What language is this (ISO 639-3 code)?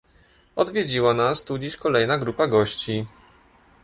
pol